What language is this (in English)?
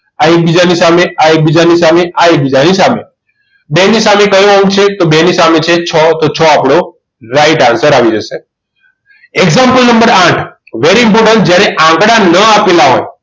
Gujarati